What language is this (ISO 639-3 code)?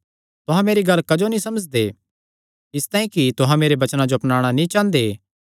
xnr